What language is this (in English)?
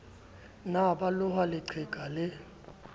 Southern Sotho